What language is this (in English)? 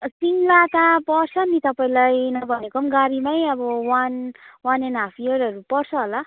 Nepali